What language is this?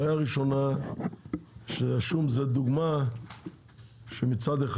Hebrew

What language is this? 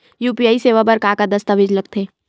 Chhattisgarhi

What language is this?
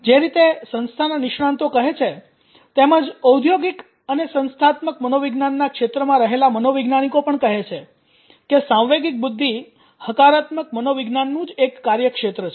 Gujarati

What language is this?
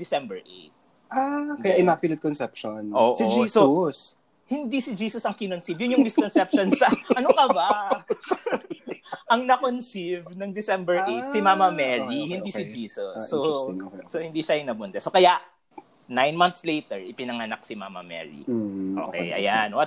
Filipino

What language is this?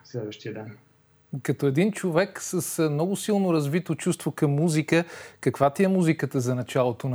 Bulgarian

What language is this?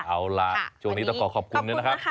Thai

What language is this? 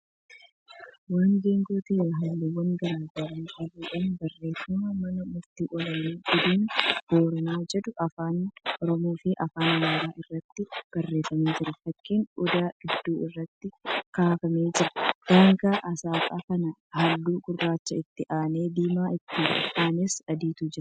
Oromo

